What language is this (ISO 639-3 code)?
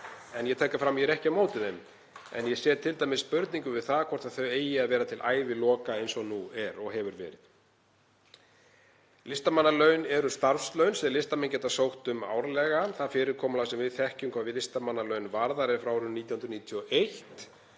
isl